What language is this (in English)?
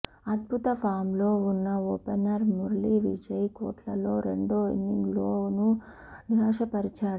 Telugu